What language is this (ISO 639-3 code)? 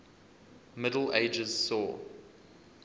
eng